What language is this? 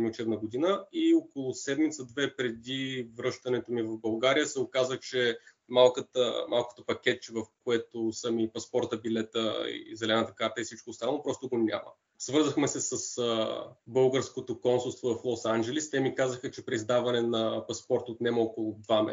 Bulgarian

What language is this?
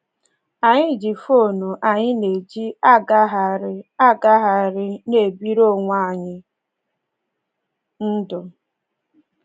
Igbo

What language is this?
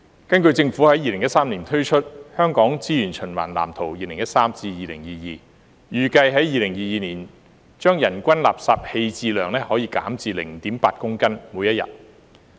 Cantonese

